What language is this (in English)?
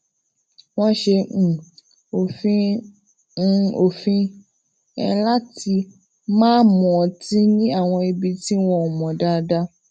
Yoruba